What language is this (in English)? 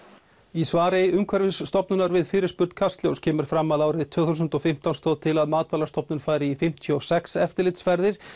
Icelandic